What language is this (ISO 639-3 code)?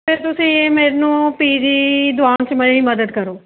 pan